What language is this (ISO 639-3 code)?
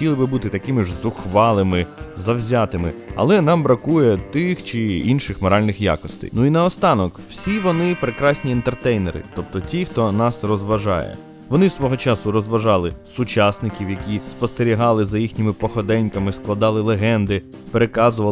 ukr